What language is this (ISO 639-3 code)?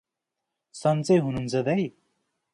nep